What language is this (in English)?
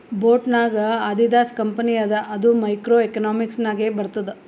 Kannada